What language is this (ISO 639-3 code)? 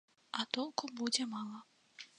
bel